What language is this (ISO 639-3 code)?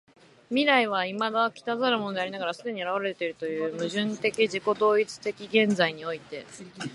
jpn